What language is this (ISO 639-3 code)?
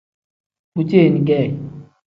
kdh